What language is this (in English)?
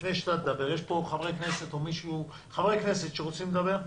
Hebrew